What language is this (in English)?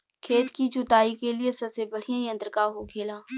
Bhojpuri